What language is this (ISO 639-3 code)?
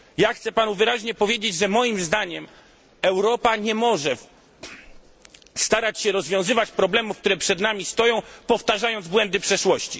pol